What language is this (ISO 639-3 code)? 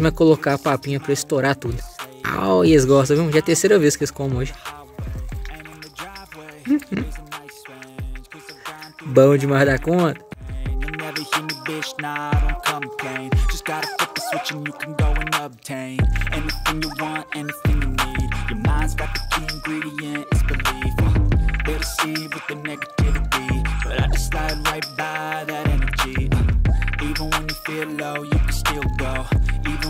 por